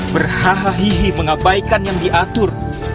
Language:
Indonesian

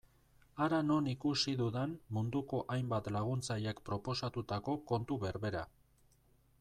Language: Basque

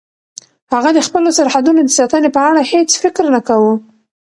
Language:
Pashto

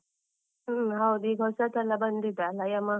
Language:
Kannada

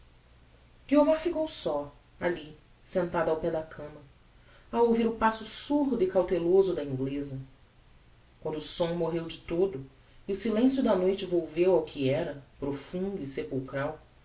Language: Portuguese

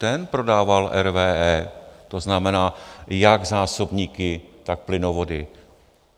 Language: Czech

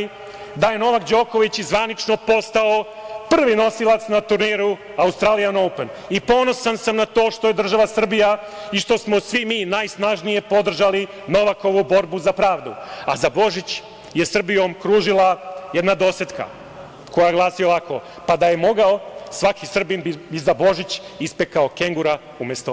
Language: Serbian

